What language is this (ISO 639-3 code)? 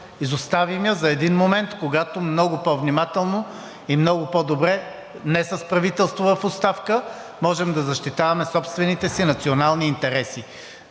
bul